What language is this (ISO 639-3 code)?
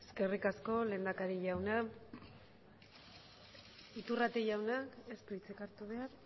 eus